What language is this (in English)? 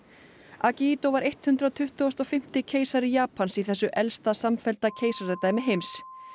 Icelandic